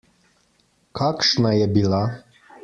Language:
Slovenian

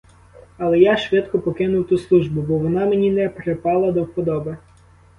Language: Ukrainian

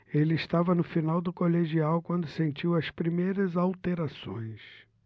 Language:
Portuguese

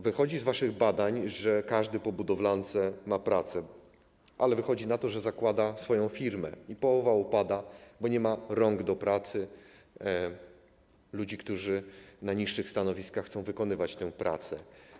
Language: Polish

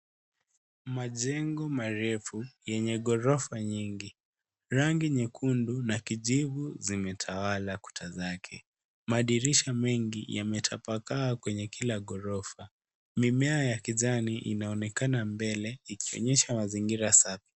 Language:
Swahili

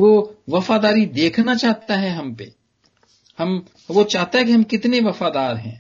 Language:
Punjabi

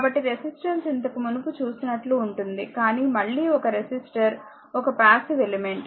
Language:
Telugu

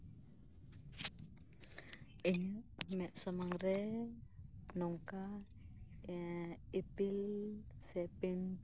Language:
Santali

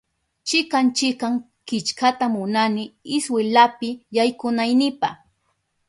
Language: Southern Pastaza Quechua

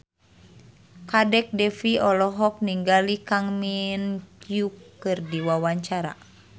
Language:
Sundanese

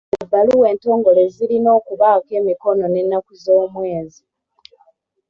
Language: Ganda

